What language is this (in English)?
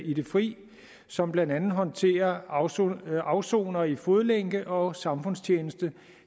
Danish